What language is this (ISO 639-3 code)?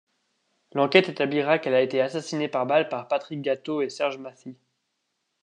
fra